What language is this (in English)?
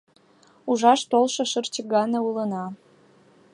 Mari